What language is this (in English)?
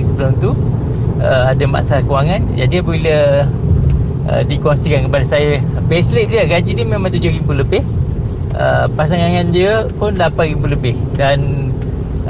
Malay